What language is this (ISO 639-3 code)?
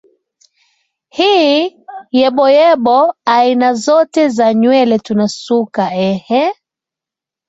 swa